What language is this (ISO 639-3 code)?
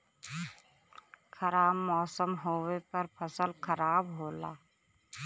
bho